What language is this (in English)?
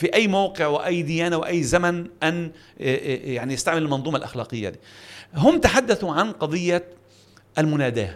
Arabic